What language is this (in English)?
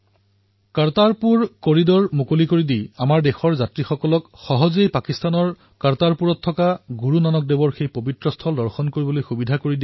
Assamese